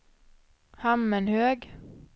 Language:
Swedish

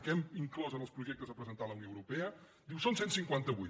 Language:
Catalan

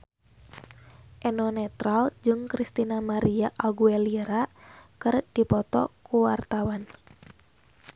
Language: Sundanese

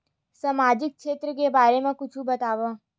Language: Chhattisgarhi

